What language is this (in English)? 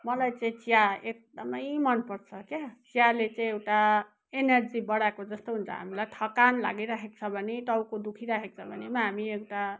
Nepali